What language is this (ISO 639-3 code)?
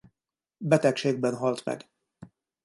hun